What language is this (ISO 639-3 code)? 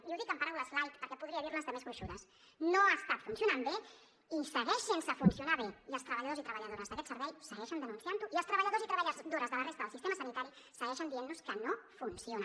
cat